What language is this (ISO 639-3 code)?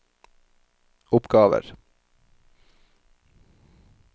nor